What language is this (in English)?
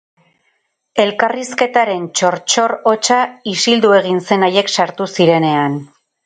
Basque